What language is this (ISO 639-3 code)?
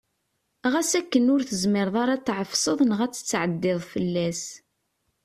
kab